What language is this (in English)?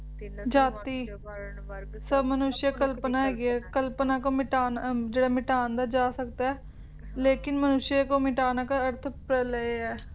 Punjabi